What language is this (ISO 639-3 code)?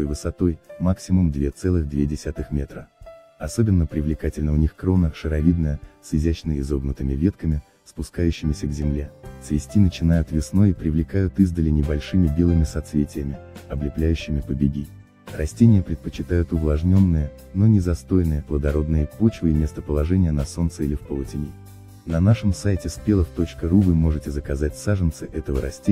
rus